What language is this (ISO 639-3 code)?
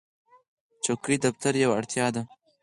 pus